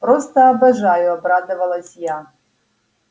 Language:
Russian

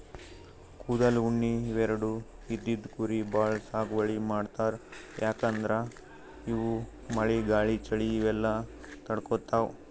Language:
Kannada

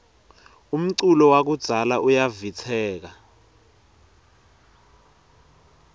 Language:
Swati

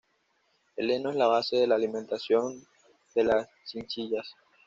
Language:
Spanish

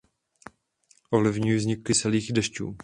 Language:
Czech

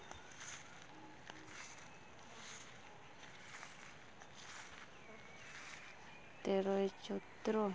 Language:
Santali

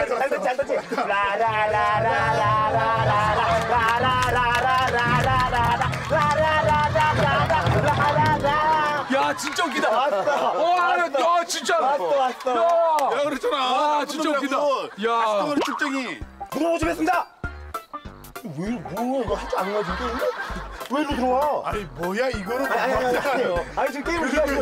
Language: Korean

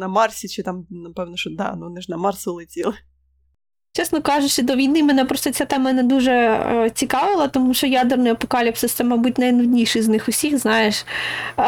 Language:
Ukrainian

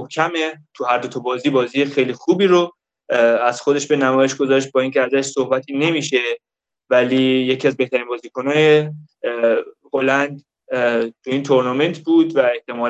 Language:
Persian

